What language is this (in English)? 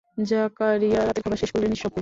Bangla